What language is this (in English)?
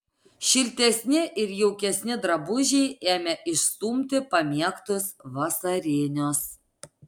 Lithuanian